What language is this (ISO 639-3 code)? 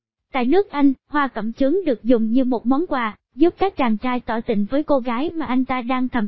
vie